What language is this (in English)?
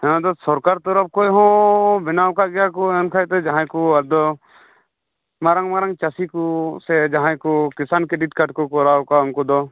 Santali